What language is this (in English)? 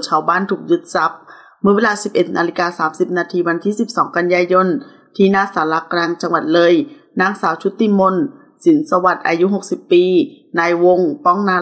Thai